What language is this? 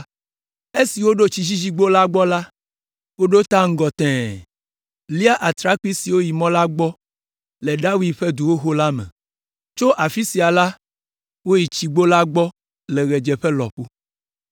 Ewe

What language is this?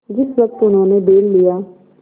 Hindi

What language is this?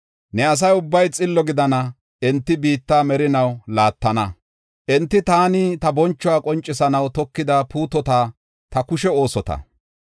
Gofa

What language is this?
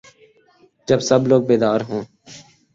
Urdu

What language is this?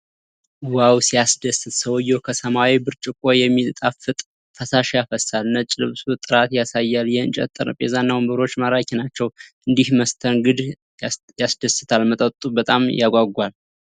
Amharic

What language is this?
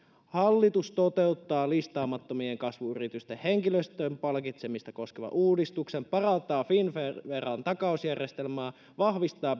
Finnish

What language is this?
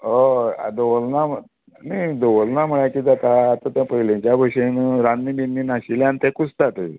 Konkani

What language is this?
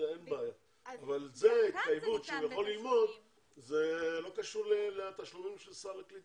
Hebrew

